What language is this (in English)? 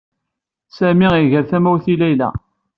Kabyle